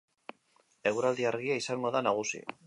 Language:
Basque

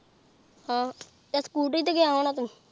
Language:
Punjabi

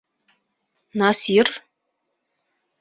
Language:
Bashkir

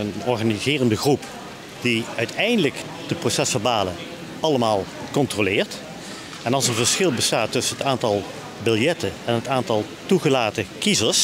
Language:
Dutch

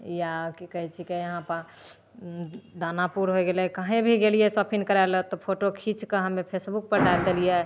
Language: Maithili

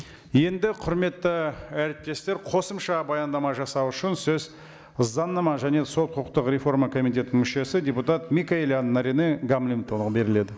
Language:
Kazakh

